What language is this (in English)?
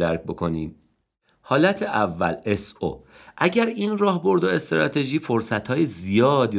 Persian